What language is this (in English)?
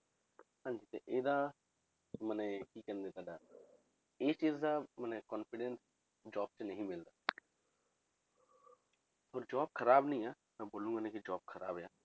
Punjabi